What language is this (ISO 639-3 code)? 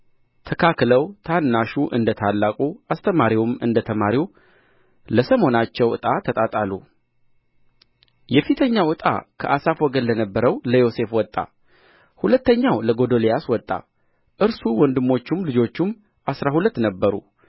amh